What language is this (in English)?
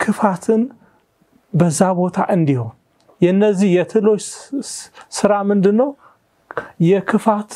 Arabic